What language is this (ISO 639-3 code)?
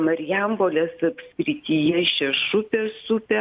lit